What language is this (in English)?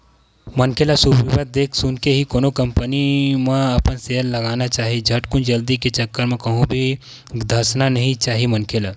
Chhattisgarhi